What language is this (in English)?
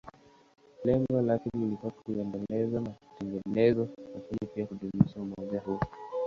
Swahili